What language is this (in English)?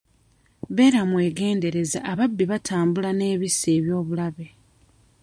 Ganda